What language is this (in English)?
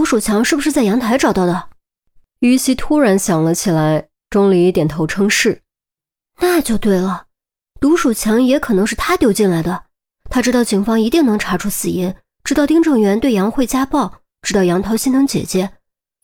Chinese